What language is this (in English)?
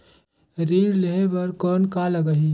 Chhattisgarhi